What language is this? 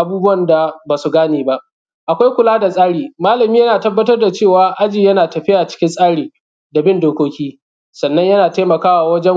Hausa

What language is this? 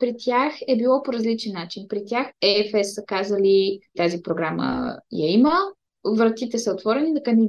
Bulgarian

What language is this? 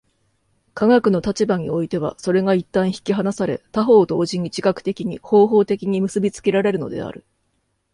Japanese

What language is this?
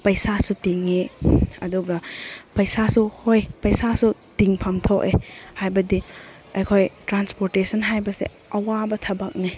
Manipuri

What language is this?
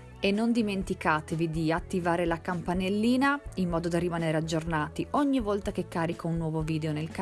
Italian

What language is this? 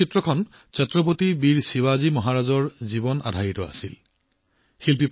Assamese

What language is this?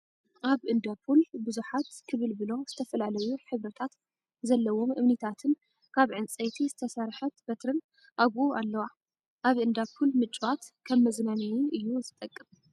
Tigrinya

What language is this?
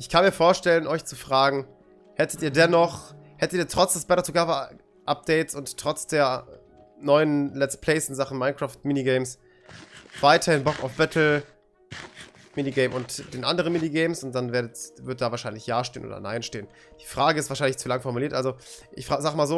German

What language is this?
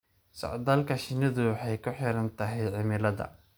Somali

